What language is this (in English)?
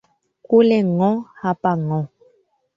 Swahili